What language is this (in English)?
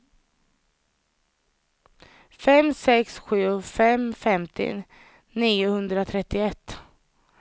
Swedish